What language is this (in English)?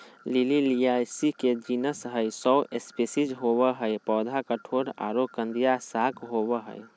Magahi